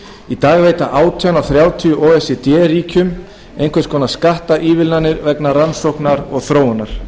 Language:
Icelandic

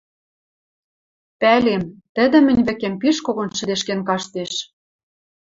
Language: Western Mari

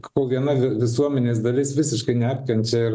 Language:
Lithuanian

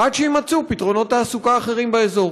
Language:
Hebrew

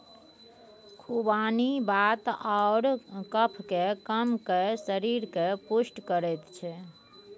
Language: Maithili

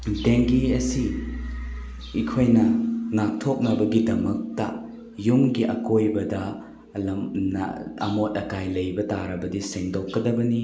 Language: Manipuri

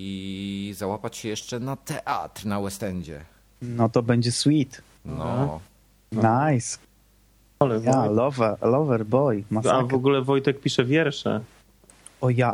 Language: Polish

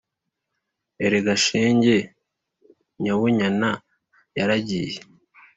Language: Kinyarwanda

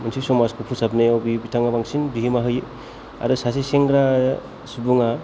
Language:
Bodo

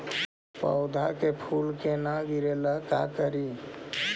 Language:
Magahi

